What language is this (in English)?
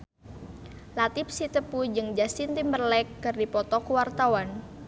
Sundanese